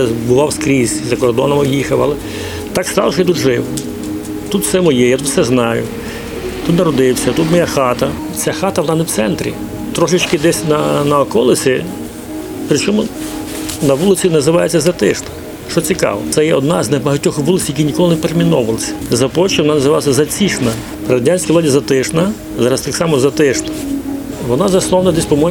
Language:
Ukrainian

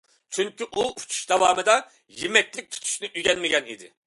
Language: Uyghur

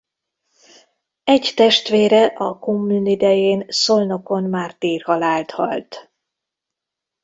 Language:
Hungarian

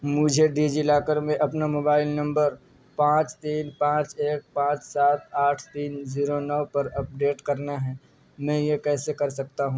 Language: Urdu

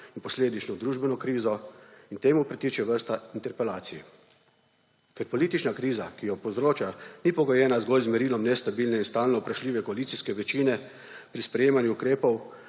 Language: Slovenian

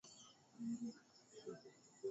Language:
Swahili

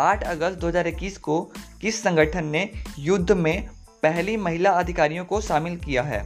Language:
Hindi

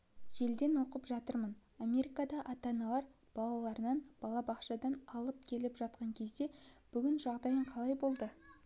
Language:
Kazakh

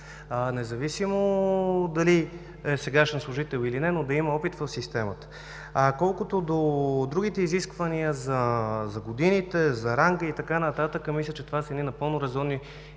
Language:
Bulgarian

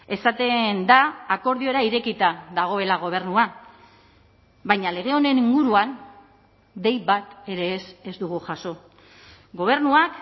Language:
Basque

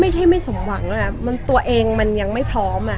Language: Thai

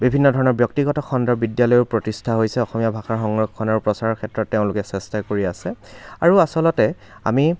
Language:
Assamese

